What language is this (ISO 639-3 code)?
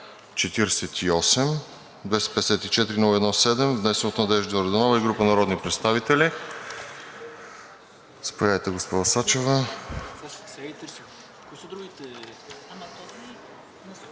bul